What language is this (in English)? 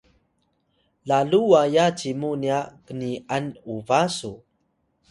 Atayal